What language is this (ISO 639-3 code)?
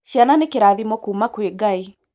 kik